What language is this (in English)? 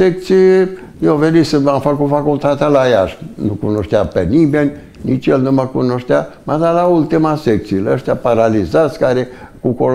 Romanian